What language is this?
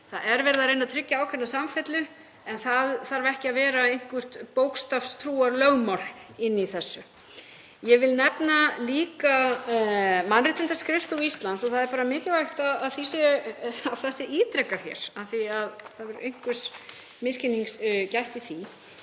Icelandic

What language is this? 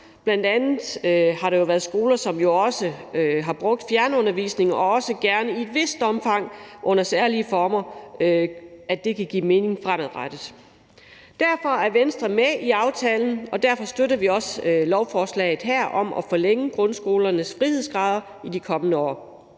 Danish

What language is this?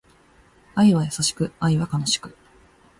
Japanese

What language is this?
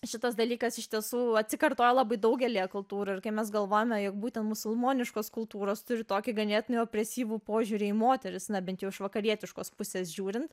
Lithuanian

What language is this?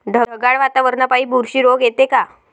Marathi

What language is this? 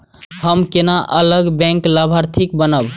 Maithili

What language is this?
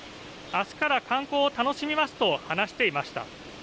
Japanese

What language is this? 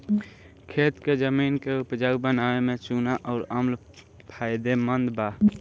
Bhojpuri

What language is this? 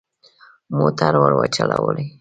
Pashto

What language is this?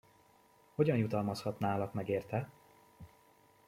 Hungarian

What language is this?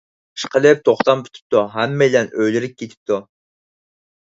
Uyghur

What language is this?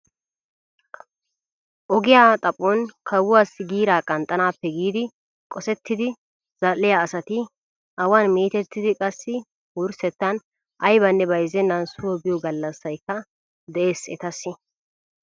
Wolaytta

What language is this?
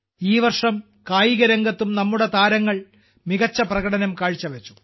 Malayalam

